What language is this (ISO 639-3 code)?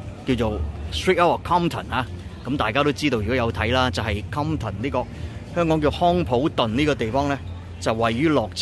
zho